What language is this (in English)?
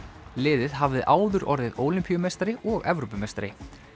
Icelandic